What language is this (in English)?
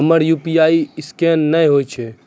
Maithili